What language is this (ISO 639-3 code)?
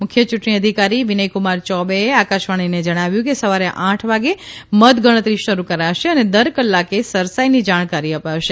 guj